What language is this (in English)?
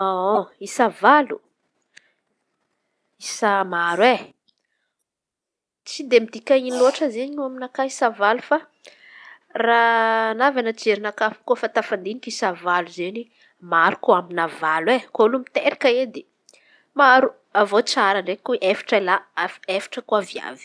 Antankarana Malagasy